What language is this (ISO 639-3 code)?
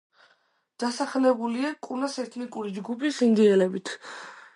kat